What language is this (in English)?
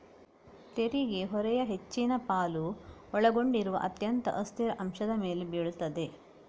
Kannada